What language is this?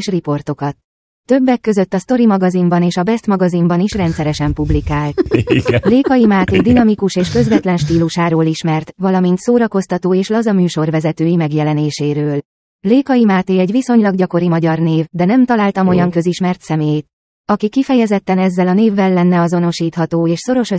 Hungarian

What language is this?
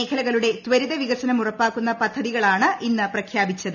Malayalam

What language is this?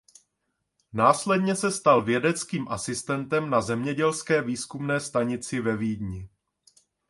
Czech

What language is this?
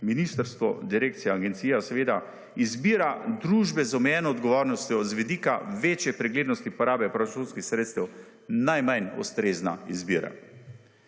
Slovenian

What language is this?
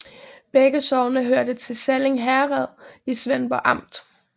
Danish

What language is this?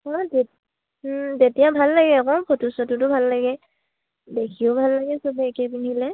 Assamese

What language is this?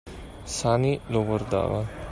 Italian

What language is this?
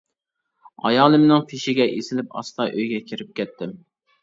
Uyghur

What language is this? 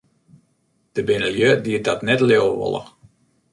Western Frisian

